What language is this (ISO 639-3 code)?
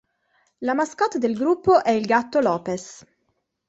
ita